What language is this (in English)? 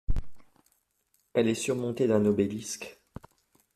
French